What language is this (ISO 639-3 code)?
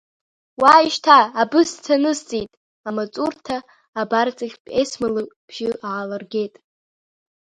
abk